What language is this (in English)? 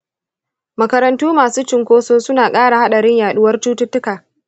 Hausa